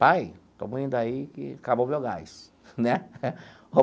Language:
Portuguese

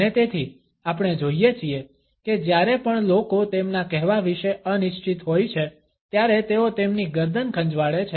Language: Gujarati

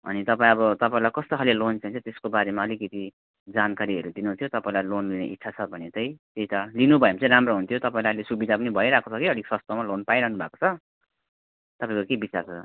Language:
Nepali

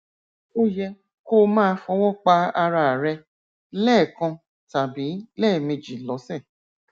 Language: Yoruba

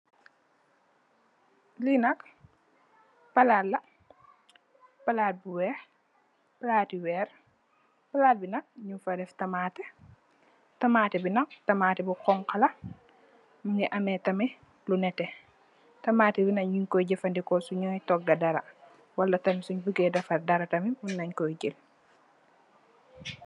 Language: Wolof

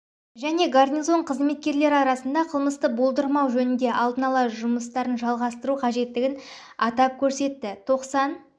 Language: Kazakh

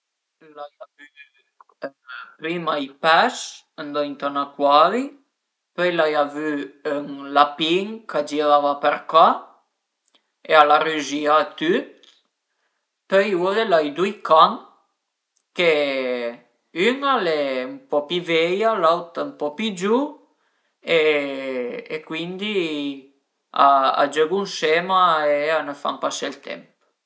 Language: Piedmontese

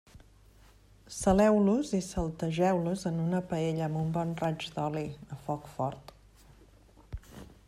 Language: Catalan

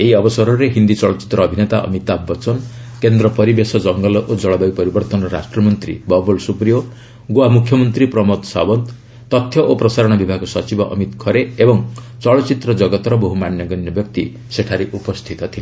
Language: Odia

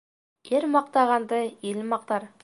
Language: Bashkir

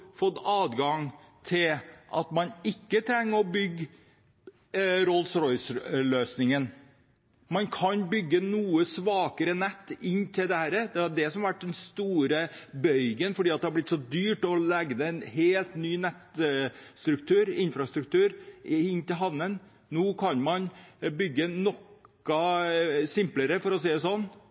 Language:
Norwegian Bokmål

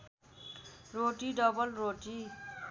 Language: Nepali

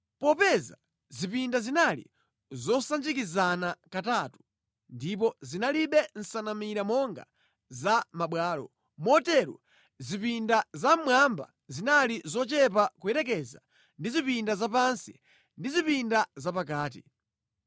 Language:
Nyanja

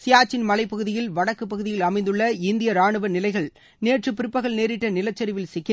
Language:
Tamil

